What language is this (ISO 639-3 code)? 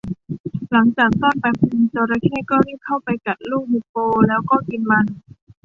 tha